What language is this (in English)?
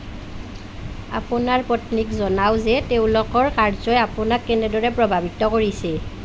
Assamese